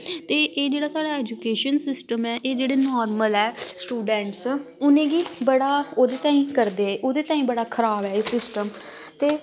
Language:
Dogri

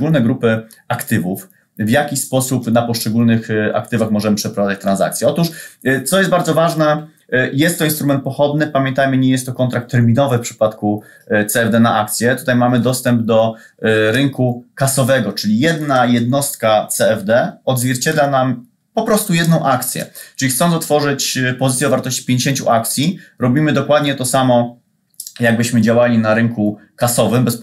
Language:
Polish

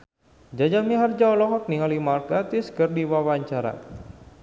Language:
Sundanese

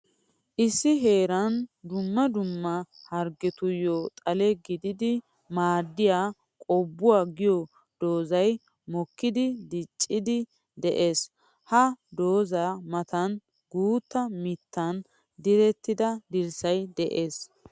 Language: Wolaytta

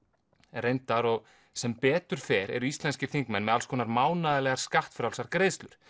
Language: Icelandic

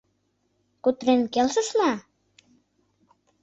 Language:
Mari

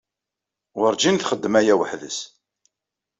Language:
Kabyle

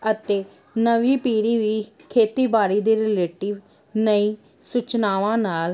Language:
Punjabi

